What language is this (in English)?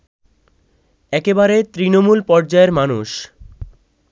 Bangla